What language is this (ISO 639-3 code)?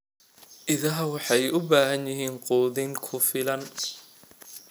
som